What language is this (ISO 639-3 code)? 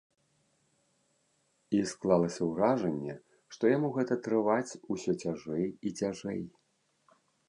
bel